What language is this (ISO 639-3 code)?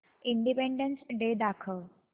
mar